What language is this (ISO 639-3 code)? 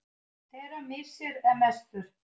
isl